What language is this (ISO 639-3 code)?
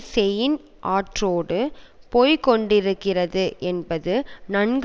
tam